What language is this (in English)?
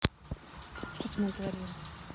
Russian